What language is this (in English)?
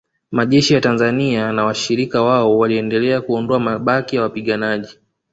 Swahili